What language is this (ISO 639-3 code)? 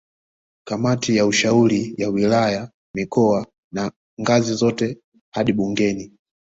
swa